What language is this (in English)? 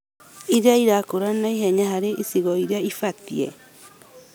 Kikuyu